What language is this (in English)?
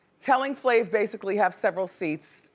English